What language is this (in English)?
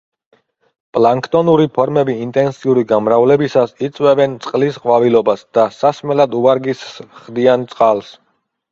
Georgian